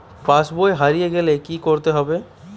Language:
Bangla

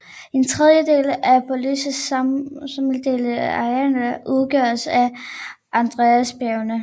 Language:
Danish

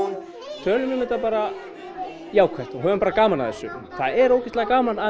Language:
Icelandic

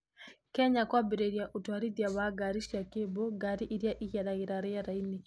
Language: Kikuyu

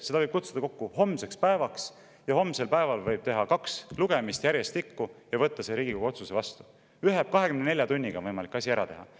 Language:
Estonian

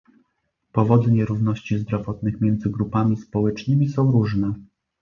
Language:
Polish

